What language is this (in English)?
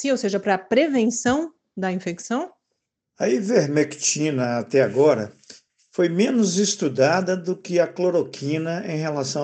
Portuguese